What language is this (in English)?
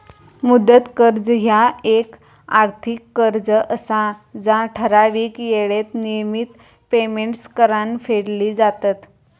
Marathi